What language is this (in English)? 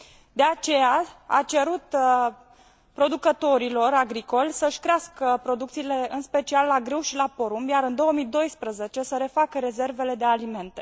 Romanian